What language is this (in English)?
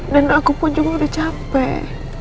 Indonesian